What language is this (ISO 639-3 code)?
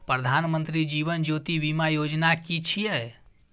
mai